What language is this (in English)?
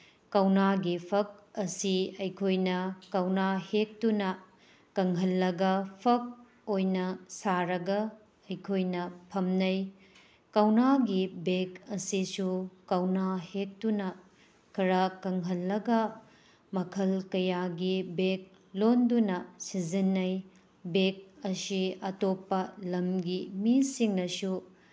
Manipuri